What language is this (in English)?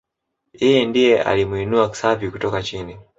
Swahili